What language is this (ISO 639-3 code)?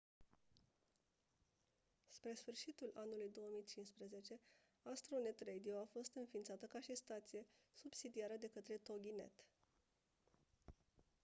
ron